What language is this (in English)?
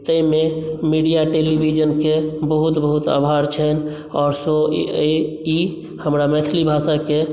Maithili